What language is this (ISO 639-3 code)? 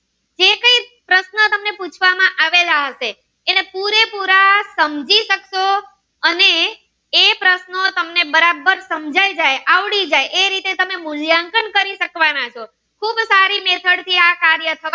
guj